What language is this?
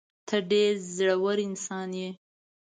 Pashto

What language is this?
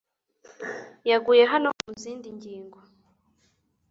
Kinyarwanda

